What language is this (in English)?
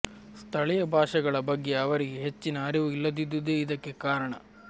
Kannada